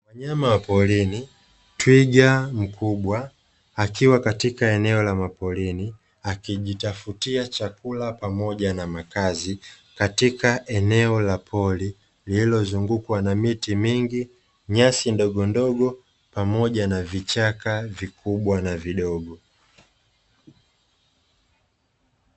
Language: Swahili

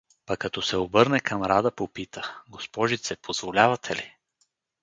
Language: Bulgarian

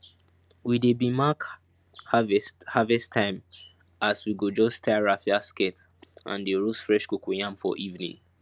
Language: Nigerian Pidgin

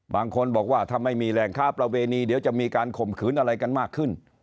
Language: Thai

